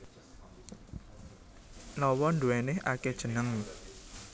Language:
Javanese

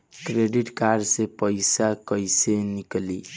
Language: Bhojpuri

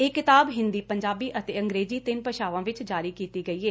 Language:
Punjabi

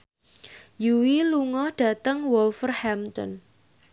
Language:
Javanese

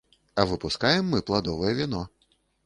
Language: Belarusian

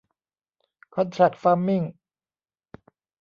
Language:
Thai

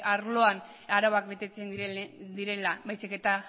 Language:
Basque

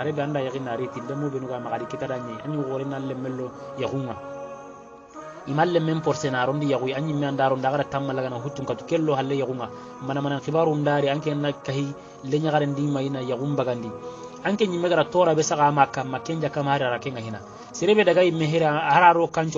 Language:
Arabic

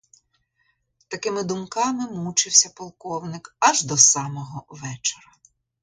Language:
Ukrainian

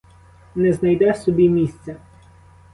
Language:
Ukrainian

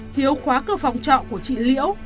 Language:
Vietnamese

